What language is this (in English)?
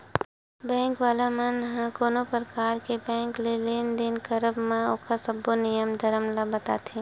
Chhattisgarhi